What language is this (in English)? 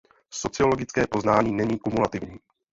Czech